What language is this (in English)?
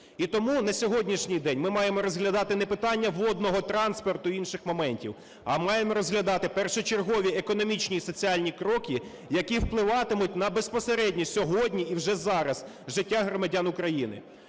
Ukrainian